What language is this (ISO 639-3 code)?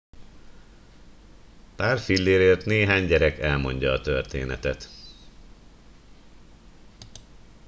hun